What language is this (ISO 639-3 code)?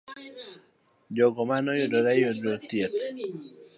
luo